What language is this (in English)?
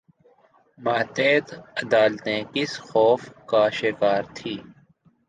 Urdu